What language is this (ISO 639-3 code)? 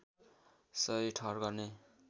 nep